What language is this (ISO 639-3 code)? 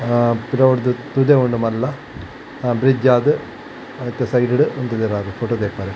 tcy